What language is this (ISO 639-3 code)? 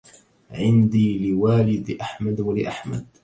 ara